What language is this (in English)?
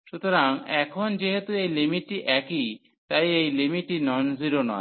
Bangla